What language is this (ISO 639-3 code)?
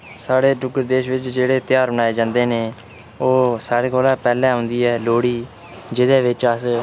doi